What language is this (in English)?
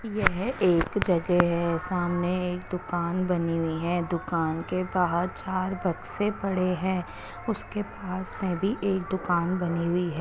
Hindi